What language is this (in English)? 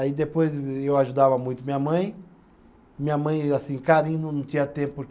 Portuguese